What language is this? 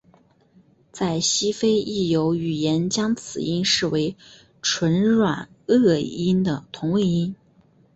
Chinese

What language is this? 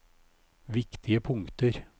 Norwegian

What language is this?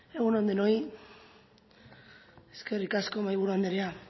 Basque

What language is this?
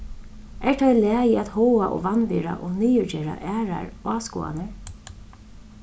Faroese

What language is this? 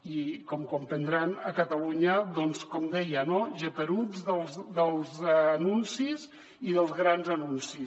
Catalan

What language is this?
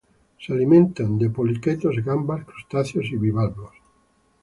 Spanish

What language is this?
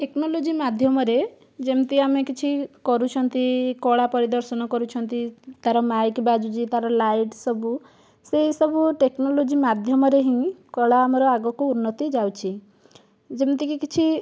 Odia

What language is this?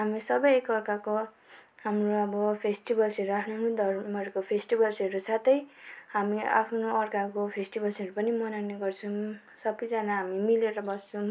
Nepali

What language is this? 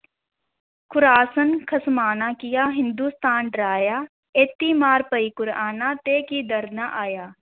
Punjabi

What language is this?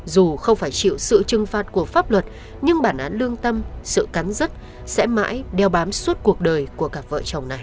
Vietnamese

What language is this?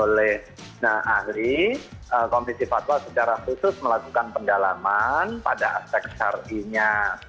Indonesian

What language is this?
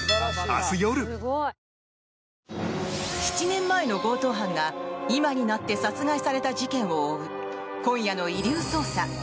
Japanese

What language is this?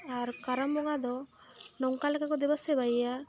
Santali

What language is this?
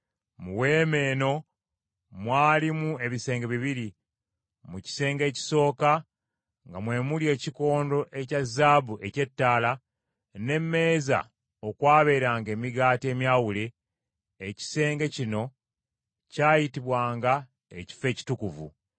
Ganda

